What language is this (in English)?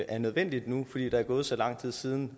Danish